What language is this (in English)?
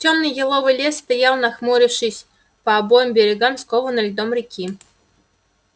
Russian